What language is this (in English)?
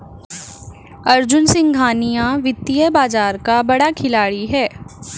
Hindi